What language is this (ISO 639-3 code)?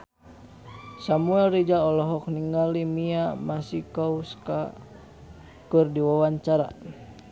sun